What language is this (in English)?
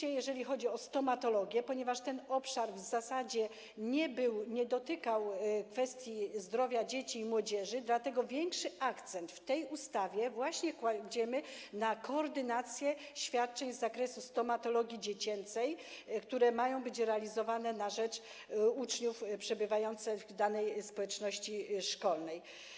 Polish